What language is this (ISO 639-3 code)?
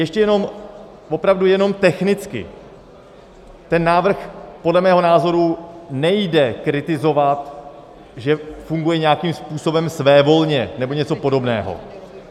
ces